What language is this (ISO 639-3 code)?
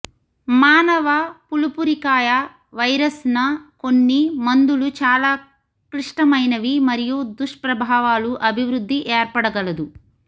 tel